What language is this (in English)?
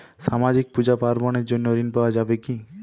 Bangla